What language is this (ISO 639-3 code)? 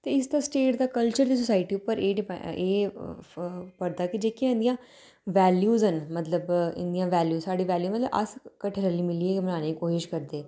doi